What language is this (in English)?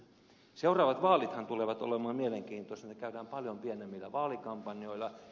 Finnish